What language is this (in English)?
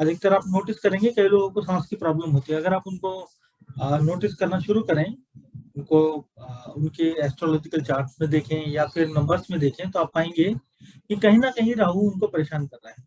Hindi